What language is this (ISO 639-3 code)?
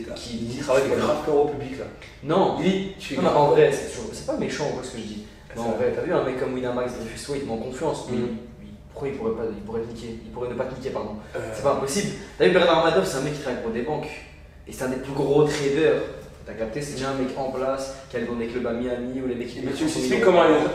fra